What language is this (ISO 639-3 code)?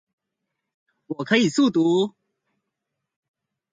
zho